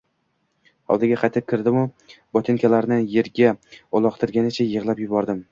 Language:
Uzbek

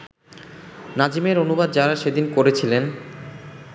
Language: Bangla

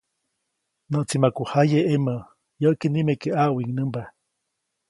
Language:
Copainalá Zoque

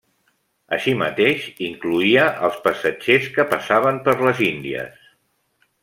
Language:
Catalan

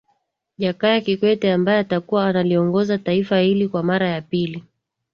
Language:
Swahili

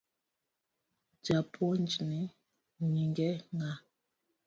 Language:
Luo (Kenya and Tanzania)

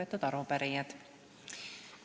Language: Estonian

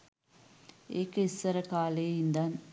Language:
Sinhala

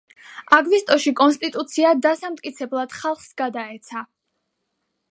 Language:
Georgian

